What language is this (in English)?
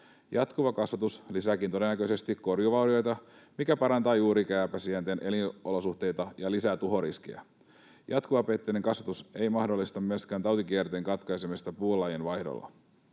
Finnish